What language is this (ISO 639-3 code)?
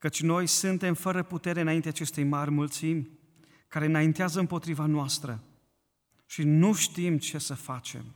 ron